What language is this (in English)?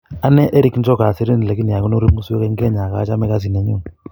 Kalenjin